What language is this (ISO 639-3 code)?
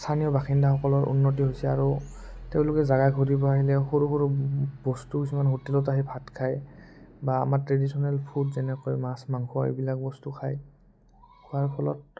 asm